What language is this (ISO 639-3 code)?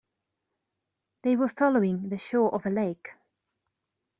eng